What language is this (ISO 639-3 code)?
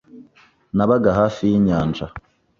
kin